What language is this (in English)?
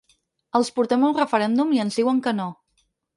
Catalan